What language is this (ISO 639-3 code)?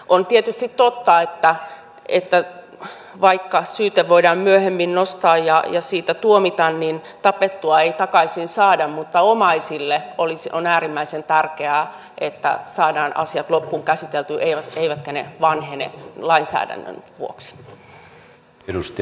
fin